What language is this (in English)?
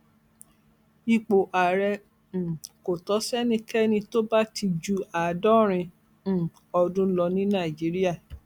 Yoruba